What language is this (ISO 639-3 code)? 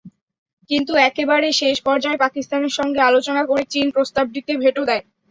ben